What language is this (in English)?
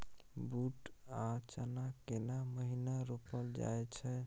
Maithili